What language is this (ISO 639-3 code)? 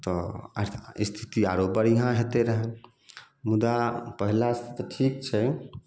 mai